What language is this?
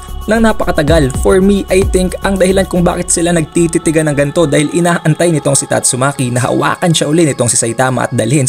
Filipino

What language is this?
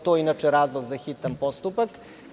Serbian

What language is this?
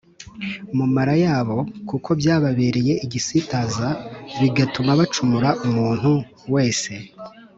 Kinyarwanda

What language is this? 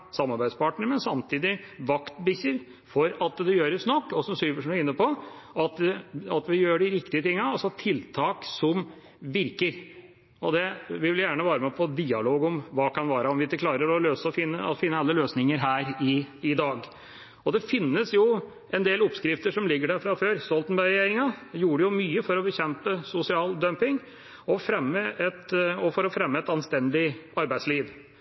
Norwegian Bokmål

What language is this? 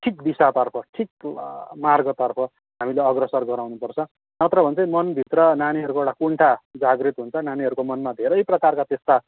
Nepali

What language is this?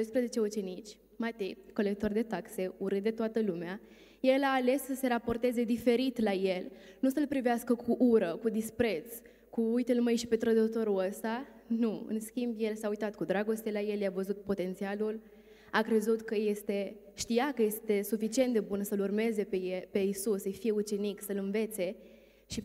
Romanian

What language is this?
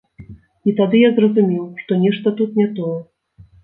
Belarusian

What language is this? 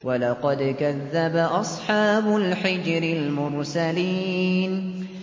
Arabic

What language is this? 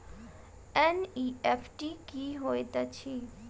Maithili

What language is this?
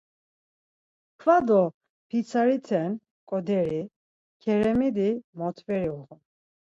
Laz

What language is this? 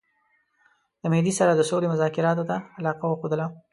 Pashto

